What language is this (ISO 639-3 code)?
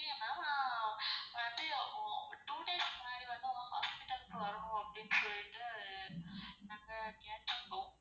tam